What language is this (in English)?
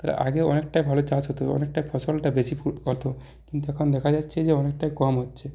Bangla